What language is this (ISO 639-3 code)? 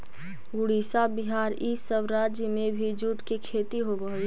mag